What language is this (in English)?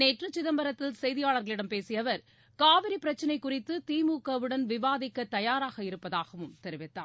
Tamil